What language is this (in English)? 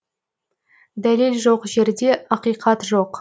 Kazakh